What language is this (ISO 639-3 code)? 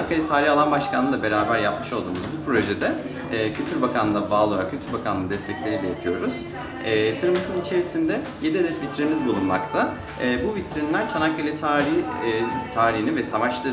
tur